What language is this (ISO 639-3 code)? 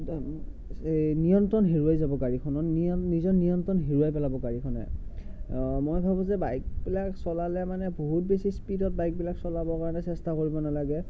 asm